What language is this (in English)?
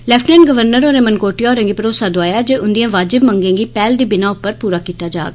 Dogri